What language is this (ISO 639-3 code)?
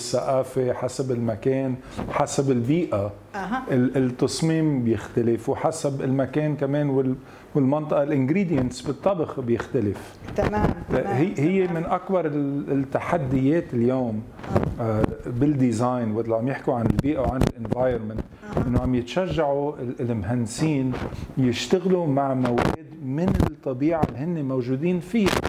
ara